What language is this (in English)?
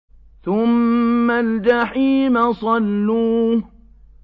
Arabic